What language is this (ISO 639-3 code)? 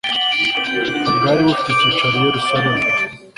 kin